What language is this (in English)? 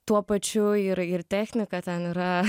Lithuanian